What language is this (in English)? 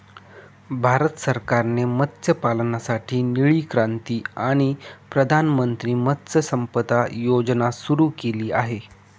Marathi